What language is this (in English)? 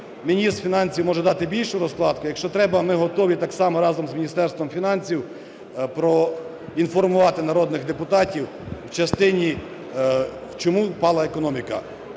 Ukrainian